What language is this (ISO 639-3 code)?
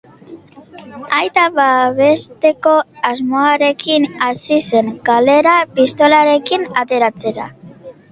eus